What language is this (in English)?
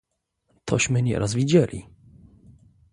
Polish